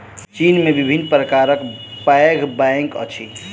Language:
Maithili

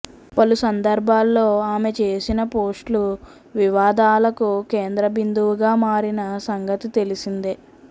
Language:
Telugu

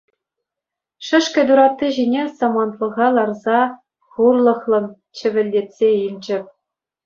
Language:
Chuvash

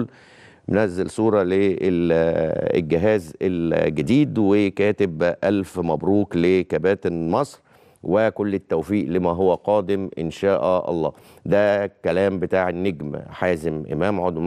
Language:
Arabic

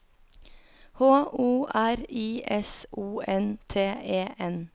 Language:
Norwegian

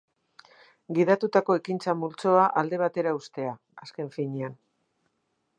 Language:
Basque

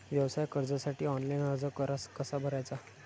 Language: Marathi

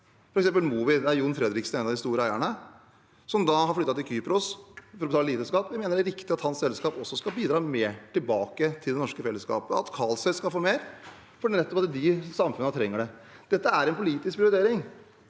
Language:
Norwegian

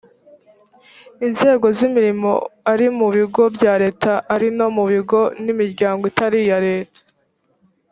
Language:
Kinyarwanda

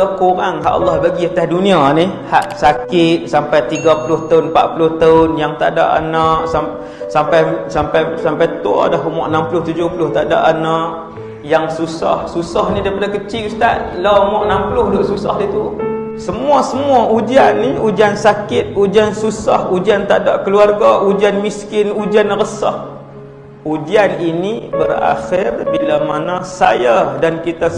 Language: Malay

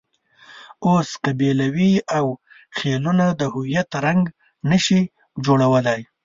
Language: Pashto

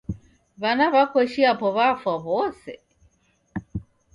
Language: Taita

